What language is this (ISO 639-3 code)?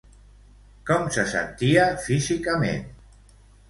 cat